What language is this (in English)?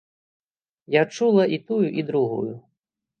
Belarusian